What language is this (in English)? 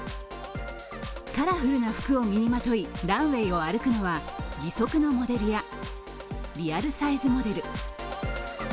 Japanese